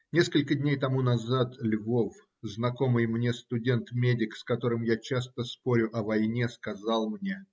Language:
Russian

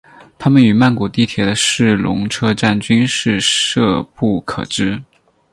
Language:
Chinese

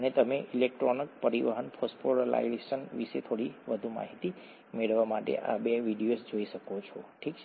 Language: Gujarati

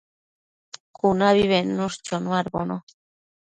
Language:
Matsés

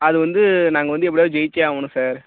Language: Tamil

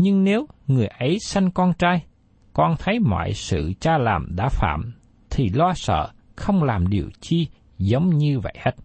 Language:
Vietnamese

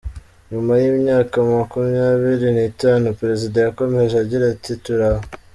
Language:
Kinyarwanda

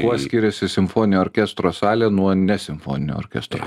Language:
Lithuanian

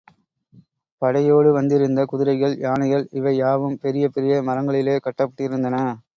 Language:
Tamil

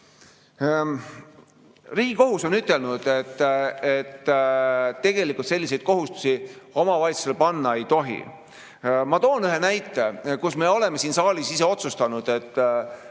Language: Estonian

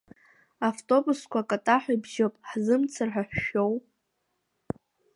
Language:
Abkhazian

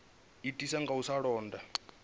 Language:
Venda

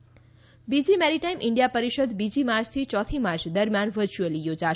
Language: Gujarati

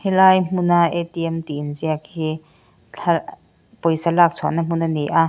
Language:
Mizo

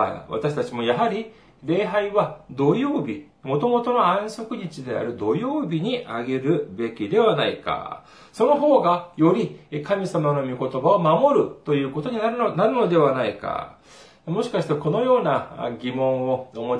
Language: Japanese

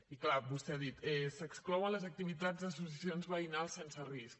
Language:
Catalan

